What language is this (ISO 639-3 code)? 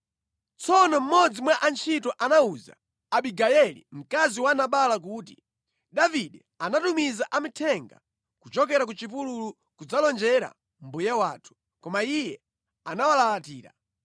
nya